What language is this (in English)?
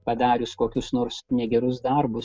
Lithuanian